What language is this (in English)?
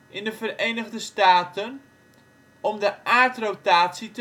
Dutch